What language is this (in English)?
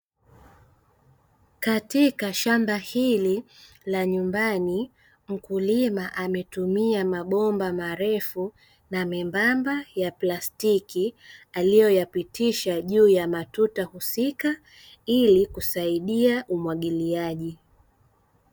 Swahili